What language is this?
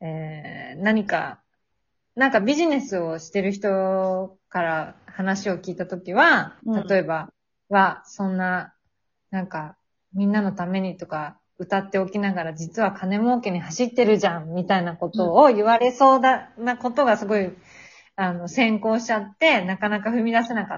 Japanese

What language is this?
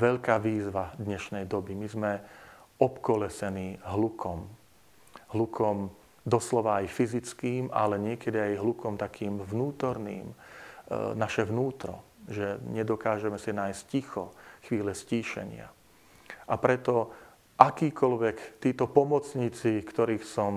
Slovak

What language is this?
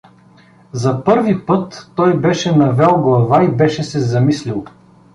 Bulgarian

